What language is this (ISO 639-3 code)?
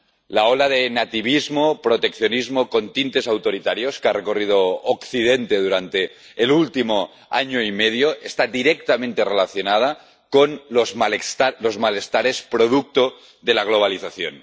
spa